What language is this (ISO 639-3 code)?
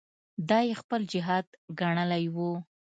pus